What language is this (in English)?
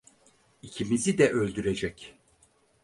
Turkish